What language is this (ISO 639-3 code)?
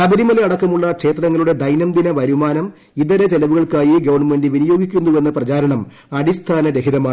mal